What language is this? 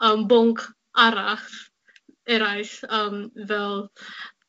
Welsh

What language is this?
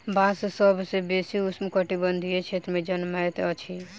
Maithili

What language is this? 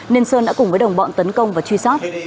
Vietnamese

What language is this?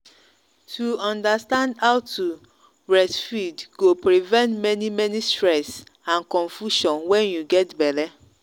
Nigerian Pidgin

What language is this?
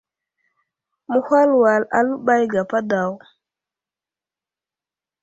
Wuzlam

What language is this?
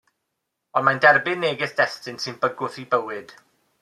Welsh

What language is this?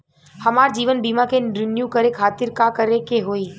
Bhojpuri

